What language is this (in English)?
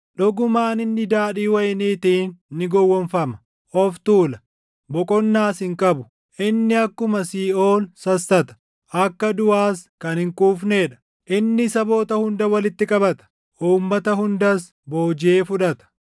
Oromo